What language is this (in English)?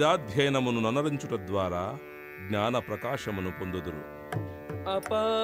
Telugu